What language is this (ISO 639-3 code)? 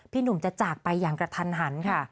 tha